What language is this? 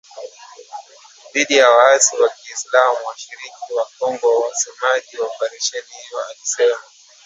Swahili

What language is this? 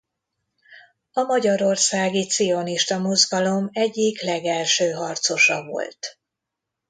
Hungarian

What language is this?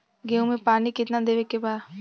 Bhojpuri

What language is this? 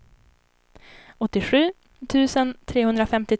Swedish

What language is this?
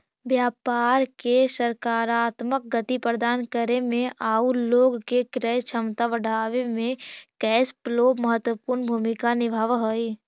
Magahi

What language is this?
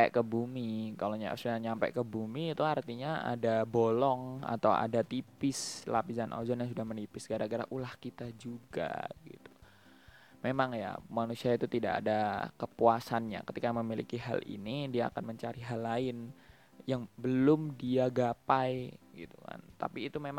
Indonesian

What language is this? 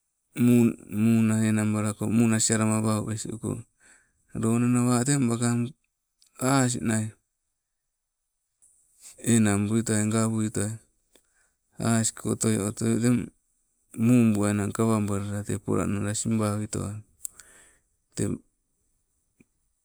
Sibe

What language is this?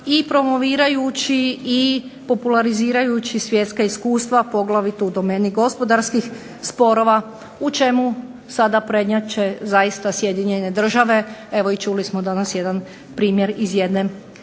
Croatian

